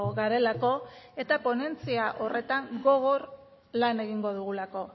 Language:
Basque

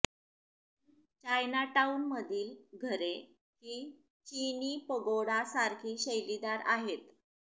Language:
Marathi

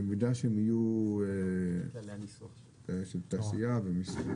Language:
Hebrew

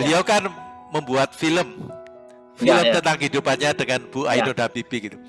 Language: Indonesian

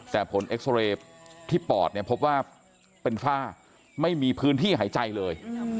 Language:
Thai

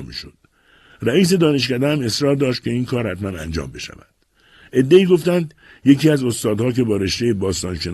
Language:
Persian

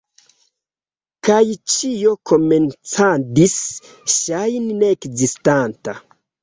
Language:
Esperanto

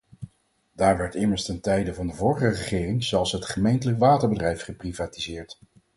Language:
Dutch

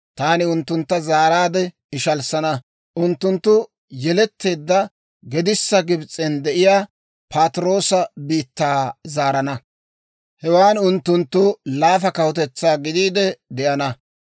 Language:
Dawro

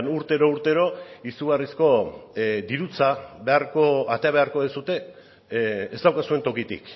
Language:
Basque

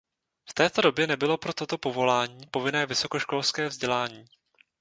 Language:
Czech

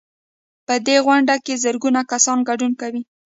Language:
Pashto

